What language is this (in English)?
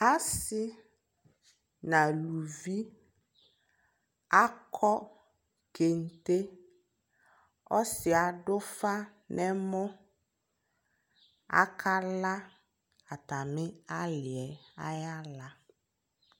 Ikposo